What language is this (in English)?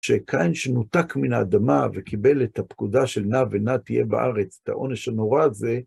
Hebrew